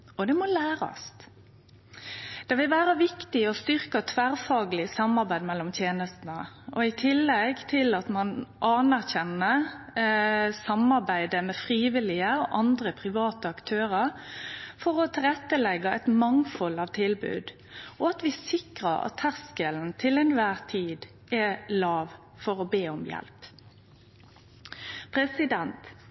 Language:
Norwegian Nynorsk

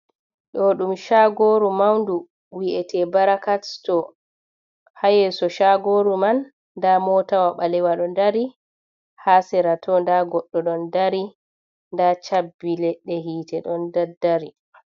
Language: Fula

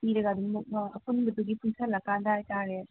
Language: Manipuri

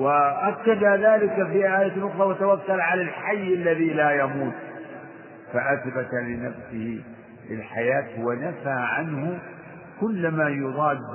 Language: Arabic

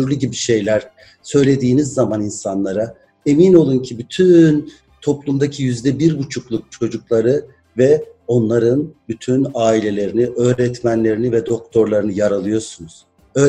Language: Turkish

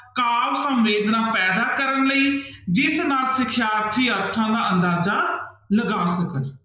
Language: Punjabi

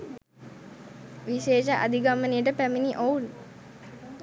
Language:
Sinhala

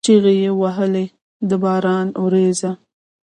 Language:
Pashto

